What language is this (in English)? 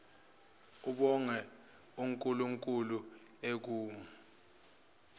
Zulu